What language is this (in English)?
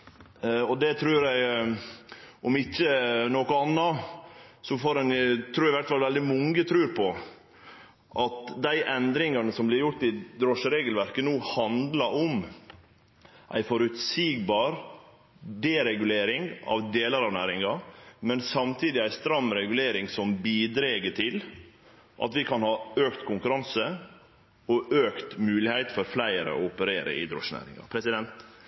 Norwegian Nynorsk